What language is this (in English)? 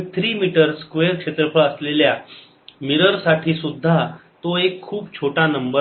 Marathi